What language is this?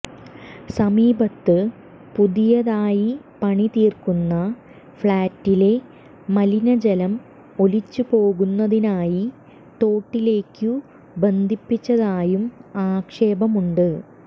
Malayalam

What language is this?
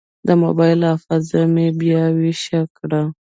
Pashto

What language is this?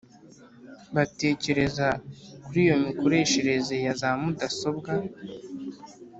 Kinyarwanda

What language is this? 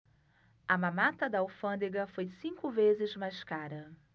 Portuguese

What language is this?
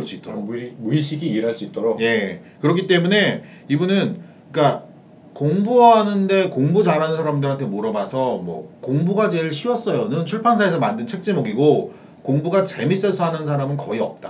Korean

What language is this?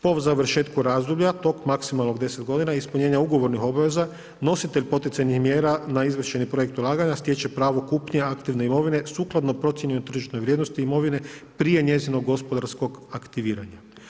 Croatian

